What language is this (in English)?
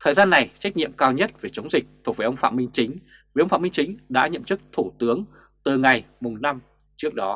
Vietnamese